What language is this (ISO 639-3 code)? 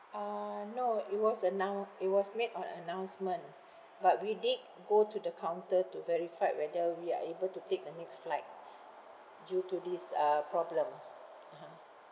eng